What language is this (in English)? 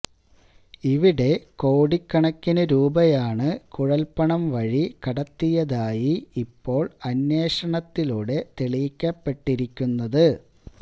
Malayalam